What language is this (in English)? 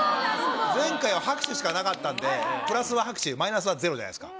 Japanese